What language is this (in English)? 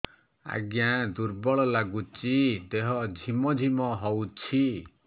Odia